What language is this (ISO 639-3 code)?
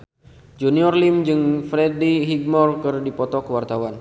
sun